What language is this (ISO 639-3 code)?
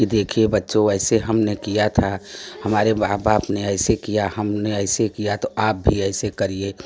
hin